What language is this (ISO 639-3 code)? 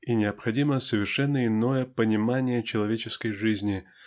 rus